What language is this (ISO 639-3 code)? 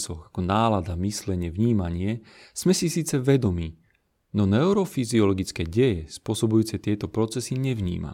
slk